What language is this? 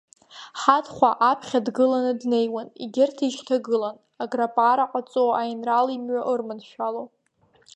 Abkhazian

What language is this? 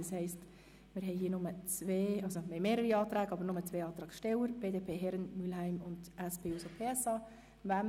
Swiss German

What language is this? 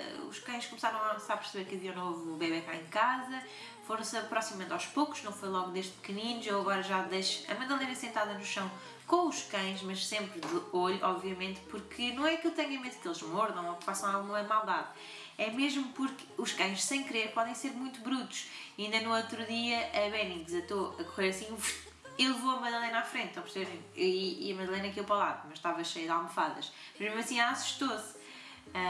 Portuguese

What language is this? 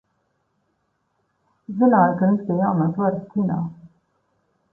Latvian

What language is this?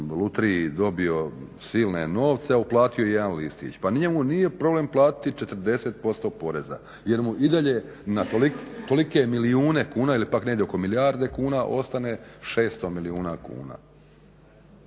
Croatian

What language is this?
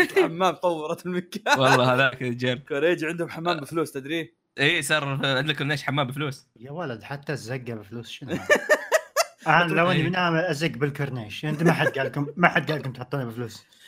Arabic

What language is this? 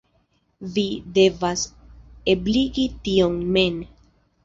Esperanto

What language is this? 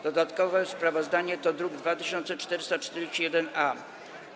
Polish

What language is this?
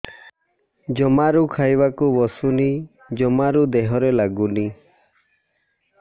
Odia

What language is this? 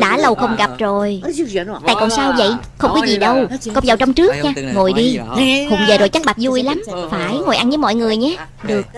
Vietnamese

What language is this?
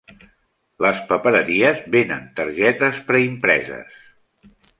Catalan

